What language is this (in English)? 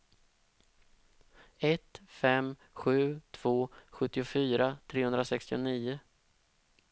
Swedish